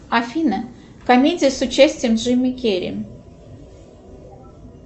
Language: Russian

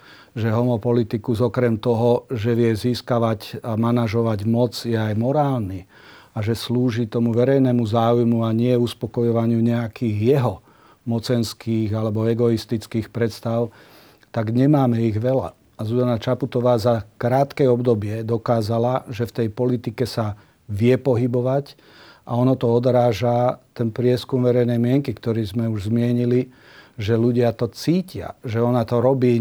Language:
Slovak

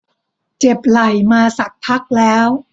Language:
Thai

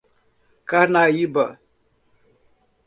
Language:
Portuguese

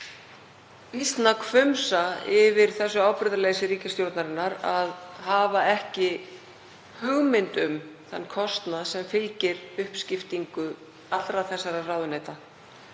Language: Icelandic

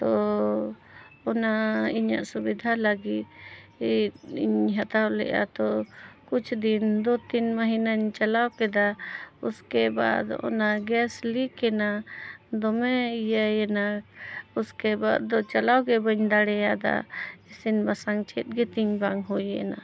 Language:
Santali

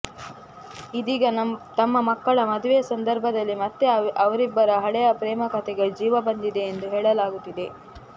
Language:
Kannada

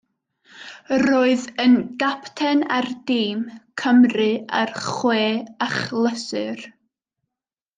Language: Welsh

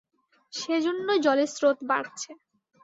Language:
Bangla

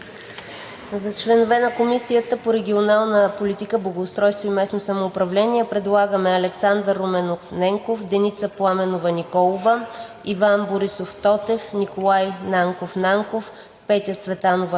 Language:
Bulgarian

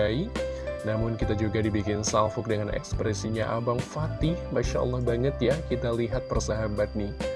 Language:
Indonesian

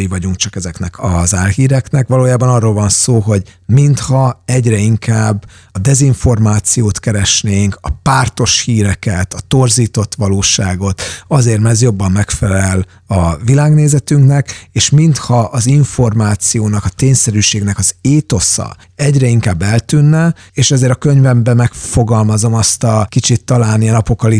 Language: Hungarian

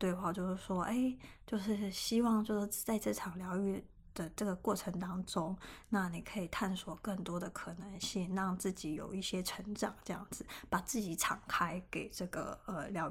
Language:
Chinese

